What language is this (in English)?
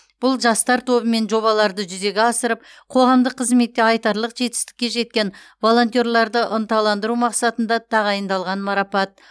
Kazakh